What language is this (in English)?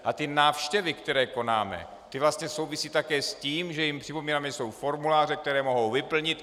Czech